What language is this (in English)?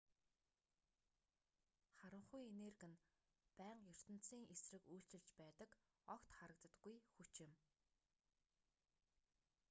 Mongolian